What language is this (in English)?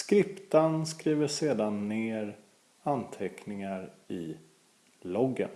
Swedish